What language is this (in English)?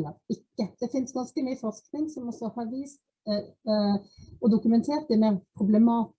Norwegian